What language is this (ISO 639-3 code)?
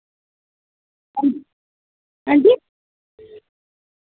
doi